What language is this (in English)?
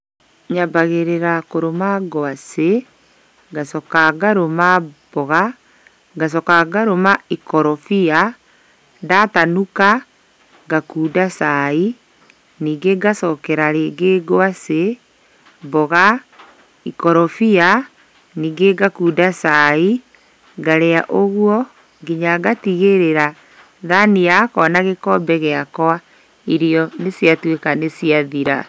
Kikuyu